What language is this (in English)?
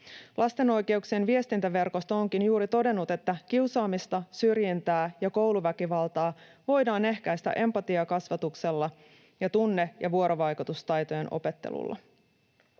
Finnish